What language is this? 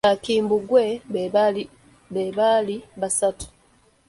Ganda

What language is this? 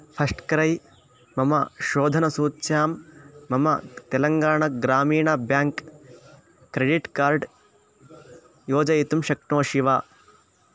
Sanskrit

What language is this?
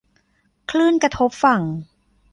Thai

